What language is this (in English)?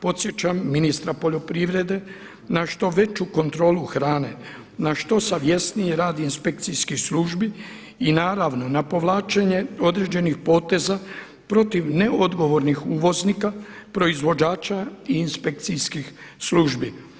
Croatian